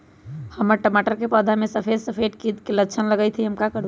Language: Magahi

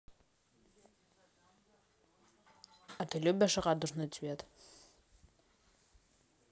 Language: Russian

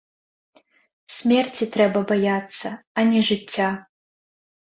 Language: Belarusian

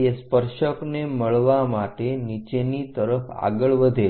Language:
Gujarati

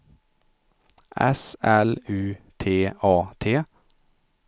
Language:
Swedish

